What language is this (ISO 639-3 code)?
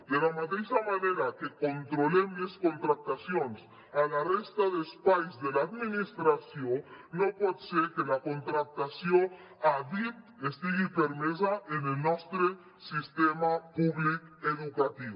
cat